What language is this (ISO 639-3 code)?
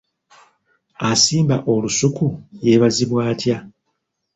lug